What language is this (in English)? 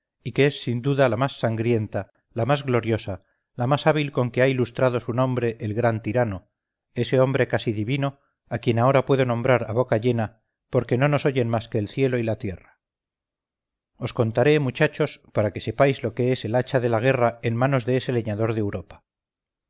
Spanish